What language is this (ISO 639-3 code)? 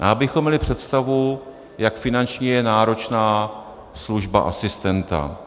ces